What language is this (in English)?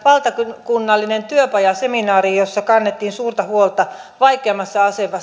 Finnish